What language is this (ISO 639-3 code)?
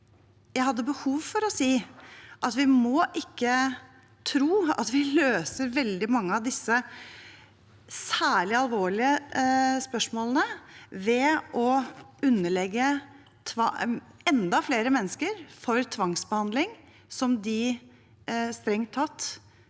nor